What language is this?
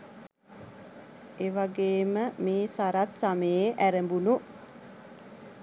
Sinhala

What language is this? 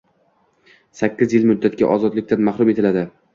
Uzbek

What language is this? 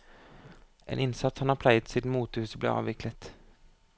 Norwegian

